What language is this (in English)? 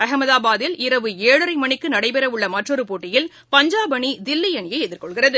Tamil